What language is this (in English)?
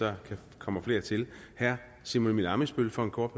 Danish